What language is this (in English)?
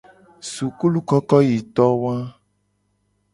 Gen